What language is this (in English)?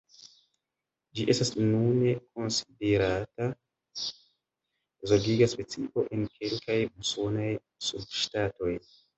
Esperanto